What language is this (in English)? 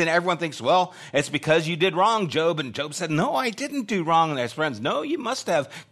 English